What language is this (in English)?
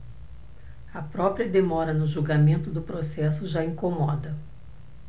Portuguese